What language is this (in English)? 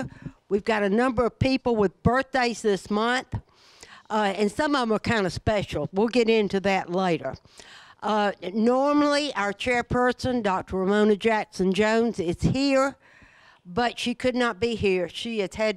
English